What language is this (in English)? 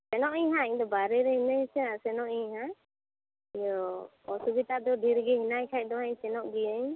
Santali